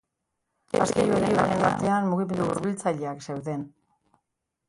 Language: Basque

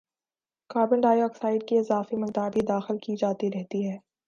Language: Urdu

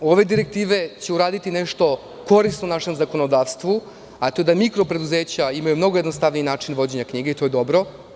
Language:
Serbian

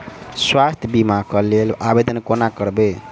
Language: Maithili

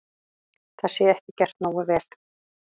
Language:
Icelandic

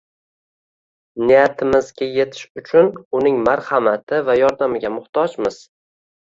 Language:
Uzbek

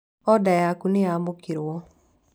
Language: Kikuyu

